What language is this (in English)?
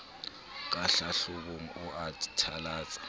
Southern Sotho